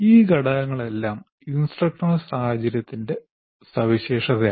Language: Malayalam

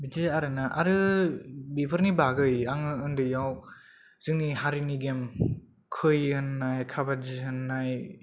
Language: Bodo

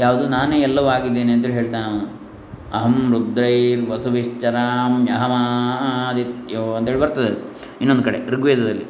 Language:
Kannada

